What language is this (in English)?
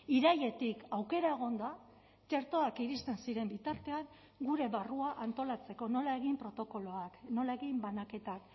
Basque